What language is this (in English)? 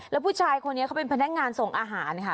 Thai